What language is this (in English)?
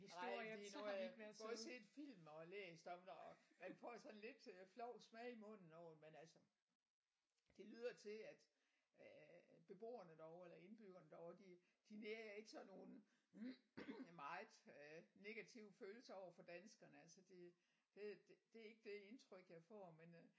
Danish